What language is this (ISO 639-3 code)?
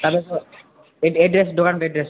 nep